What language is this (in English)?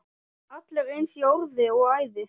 Icelandic